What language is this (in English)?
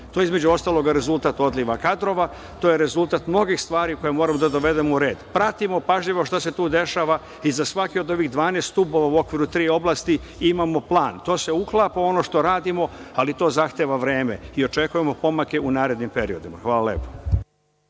Serbian